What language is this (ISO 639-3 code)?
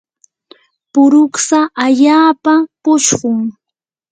qur